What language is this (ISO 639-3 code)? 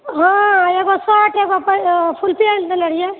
mai